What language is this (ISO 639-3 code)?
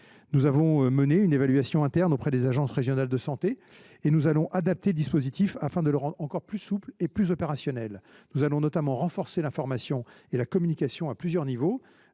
fra